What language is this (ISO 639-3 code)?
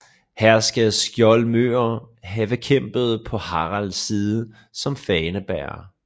dan